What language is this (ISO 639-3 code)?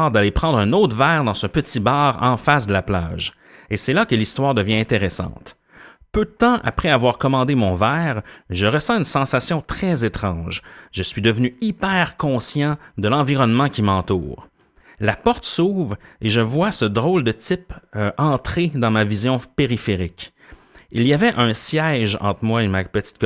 fra